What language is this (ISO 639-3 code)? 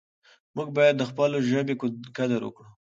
pus